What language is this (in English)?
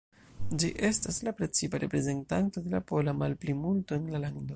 Esperanto